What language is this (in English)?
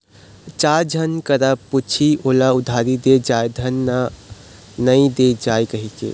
Chhattisgarhi